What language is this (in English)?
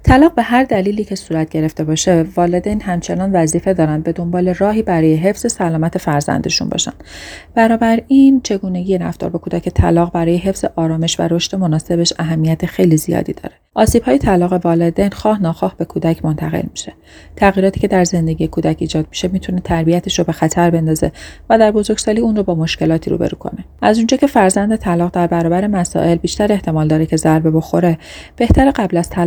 Persian